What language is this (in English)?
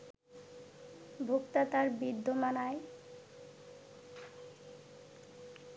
Bangla